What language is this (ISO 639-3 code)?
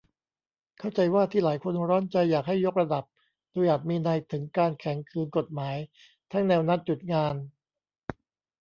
tha